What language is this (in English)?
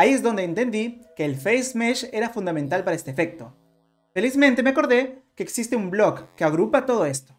Spanish